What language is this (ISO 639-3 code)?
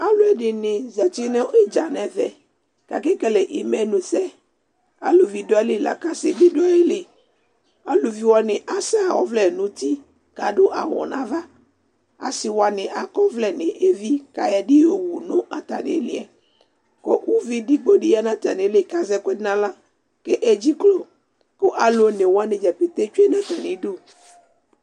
kpo